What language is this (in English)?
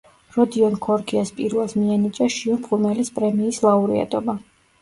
Georgian